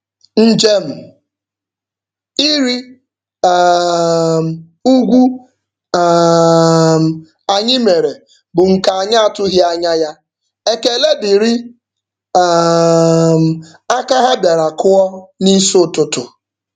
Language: Igbo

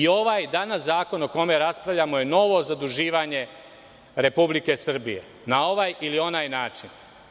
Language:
Serbian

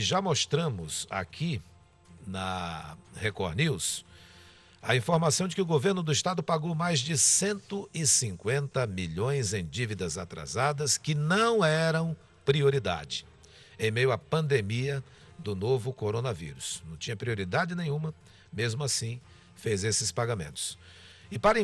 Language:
Portuguese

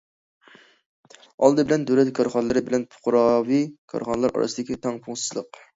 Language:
Uyghur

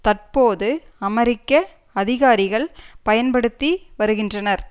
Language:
Tamil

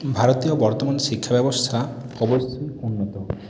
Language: Bangla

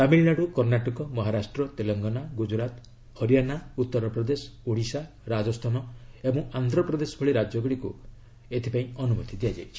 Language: Odia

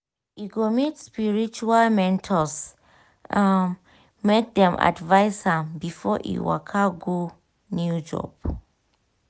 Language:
Nigerian Pidgin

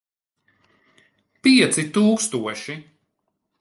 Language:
Latvian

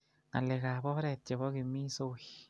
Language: Kalenjin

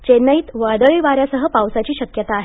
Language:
Marathi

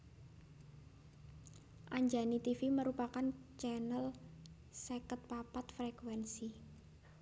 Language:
Javanese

